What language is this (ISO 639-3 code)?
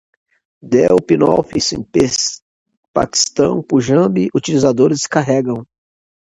por